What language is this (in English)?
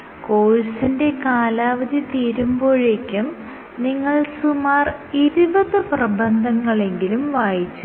Malayalam